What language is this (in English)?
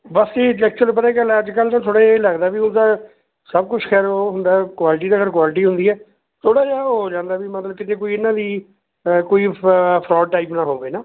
Punjabi